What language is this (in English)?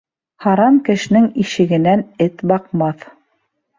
Bashkir